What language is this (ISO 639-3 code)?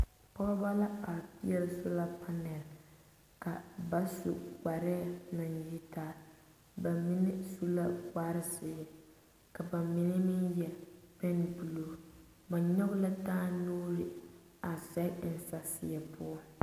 dga